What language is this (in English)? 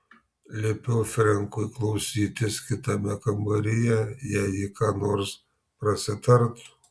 Lithuanian